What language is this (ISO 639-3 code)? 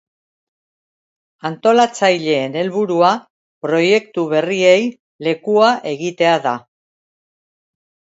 eus